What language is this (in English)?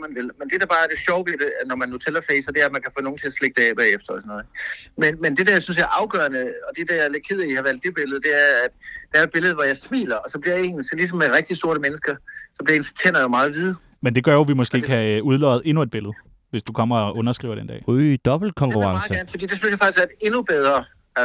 Danish